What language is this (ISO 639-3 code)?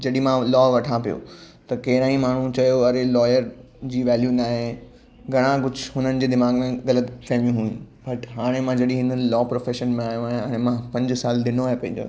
snd